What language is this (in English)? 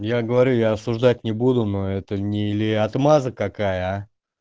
Russian